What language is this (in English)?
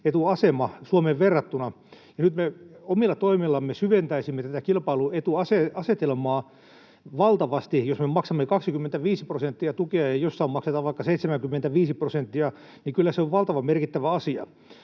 Finnish